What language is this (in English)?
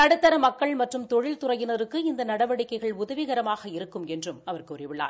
Tamil